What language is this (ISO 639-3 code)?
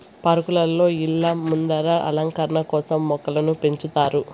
tel